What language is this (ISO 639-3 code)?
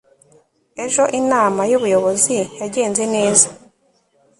kin